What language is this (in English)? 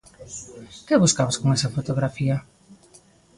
Galician